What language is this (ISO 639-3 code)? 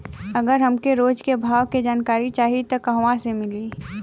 bho